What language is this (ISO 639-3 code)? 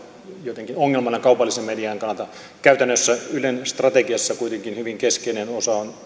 fin